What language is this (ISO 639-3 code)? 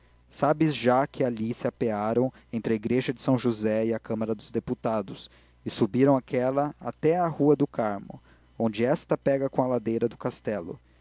por